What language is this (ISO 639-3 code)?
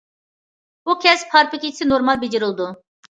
uig